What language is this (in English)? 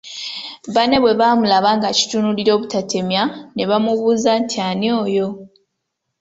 Ganda